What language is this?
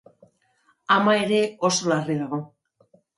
Basque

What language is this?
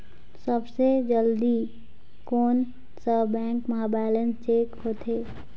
Chhattisgarhi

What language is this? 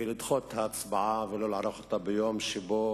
Hebrew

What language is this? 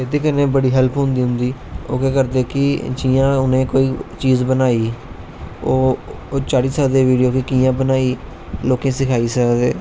Dogri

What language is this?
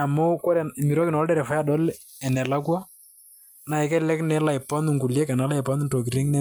Masai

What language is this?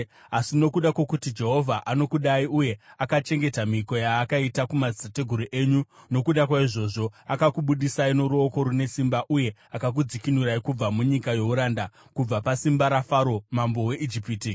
Shona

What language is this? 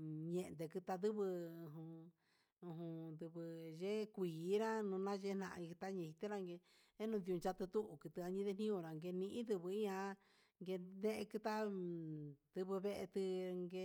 Huitepec Mixtec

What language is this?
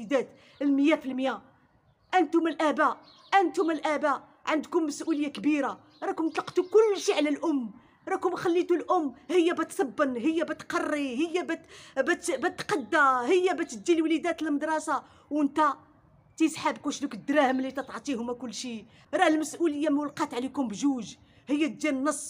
Arabic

